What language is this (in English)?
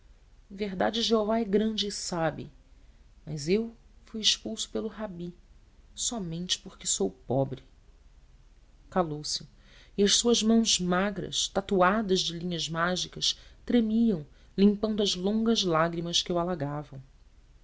Portuguese